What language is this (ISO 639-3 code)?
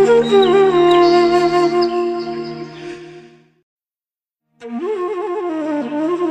mal